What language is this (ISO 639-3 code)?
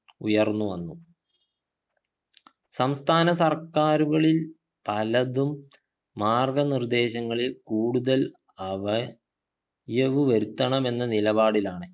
mal